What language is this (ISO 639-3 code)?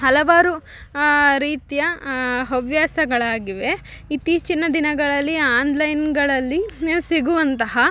kan